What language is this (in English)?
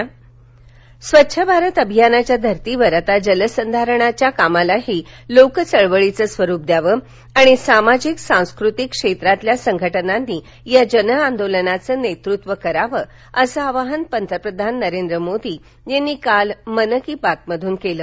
Marathi